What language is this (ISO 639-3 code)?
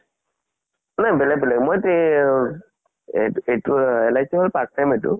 asm